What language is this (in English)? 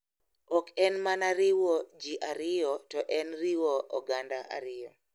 Luo (Kenya and Tanzania)